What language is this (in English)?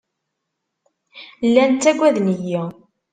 Kabyle